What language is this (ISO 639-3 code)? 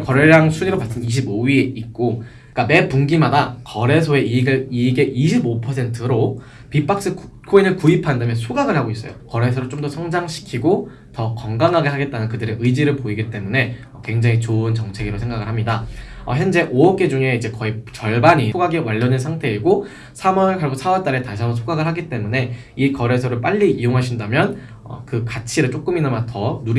kor